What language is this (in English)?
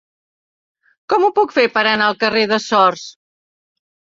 Catalan